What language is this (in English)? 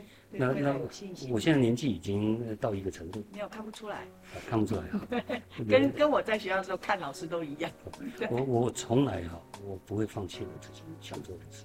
Chinese